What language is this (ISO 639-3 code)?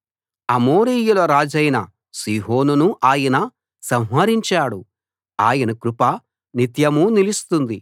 tel